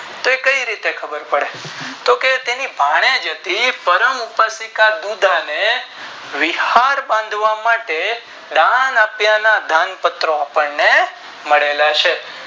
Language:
Gujarati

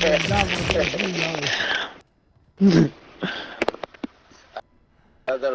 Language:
Spanish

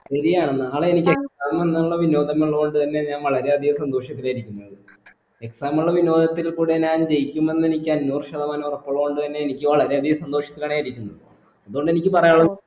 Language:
Malayalam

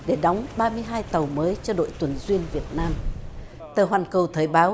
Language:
Vietnamese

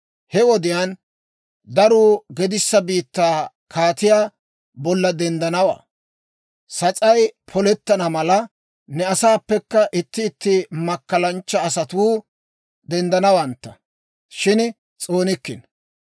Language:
Dawro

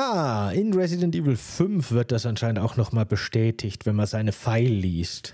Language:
German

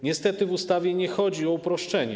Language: Polish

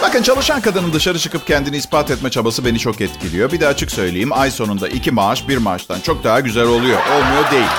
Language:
Turkish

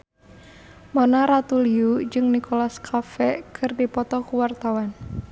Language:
Sundanese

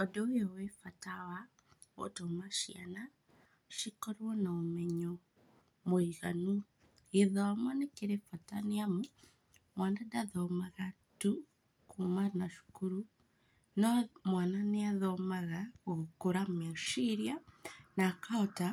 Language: Kikuyu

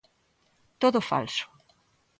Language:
Galician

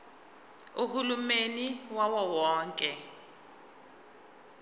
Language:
Zulu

